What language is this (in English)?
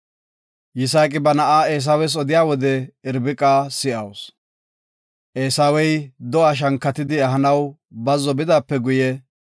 Gofa